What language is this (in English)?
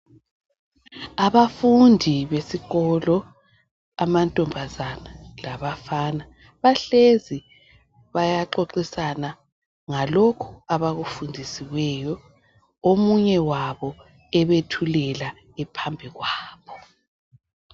North Ndebele